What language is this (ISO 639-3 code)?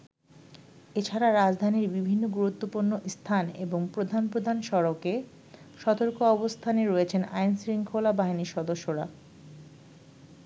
ben